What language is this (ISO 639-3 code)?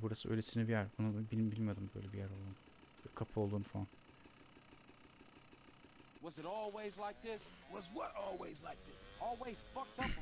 tur